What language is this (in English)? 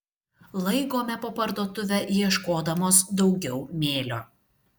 Lithuanian